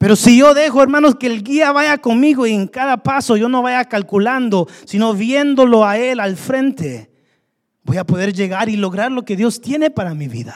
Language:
Spanish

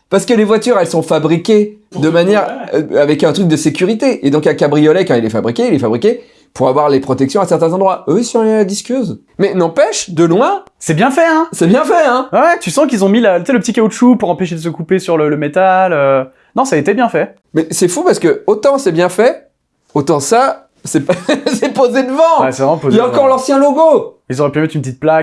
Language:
French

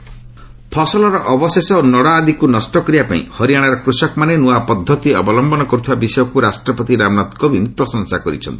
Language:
Odia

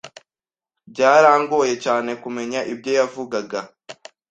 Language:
Kinyarwanda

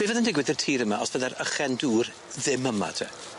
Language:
Welsh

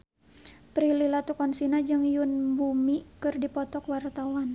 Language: Sundanese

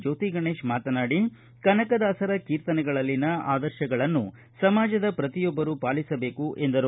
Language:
Kannada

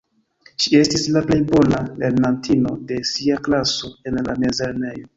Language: Esperanto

